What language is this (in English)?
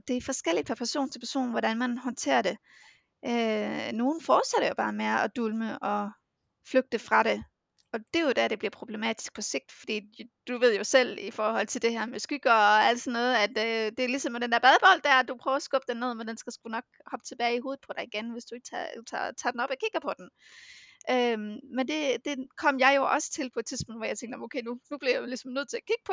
Danish